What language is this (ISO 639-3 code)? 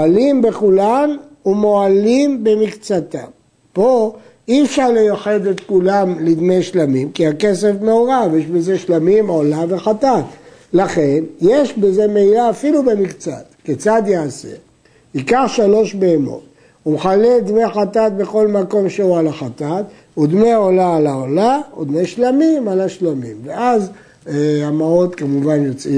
heb